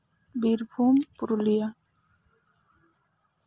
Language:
Santali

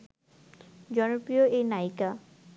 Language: Bangla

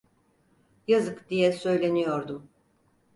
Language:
Turkish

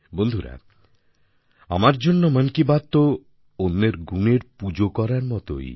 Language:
Bangla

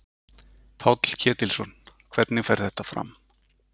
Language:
Icelandic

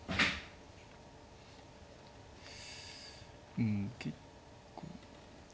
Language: Japanese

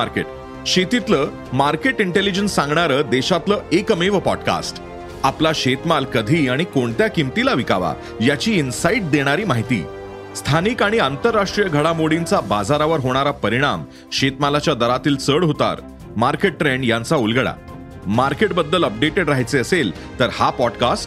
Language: Marathi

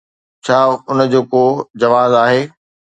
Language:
Sindhi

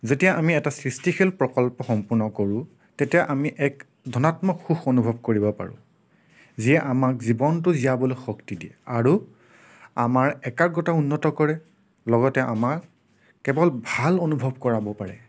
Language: Assamese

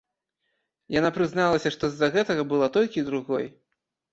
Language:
Belarusian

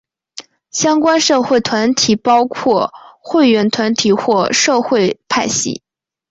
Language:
Chinese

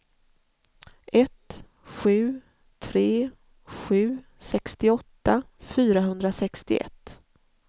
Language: Swedish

